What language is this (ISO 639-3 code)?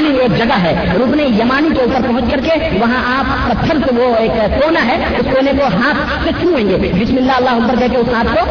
urd